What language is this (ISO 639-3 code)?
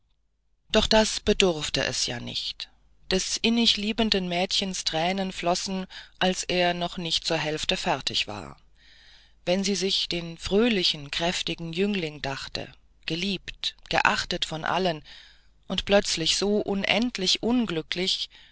deu